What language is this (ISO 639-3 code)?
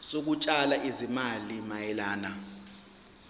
zul